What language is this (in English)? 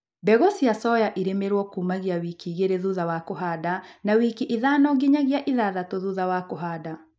Kikuyu